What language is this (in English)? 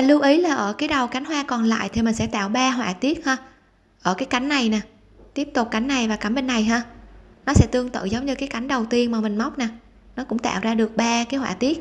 Vietnamese